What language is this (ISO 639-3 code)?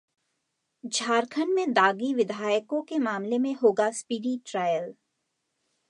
hin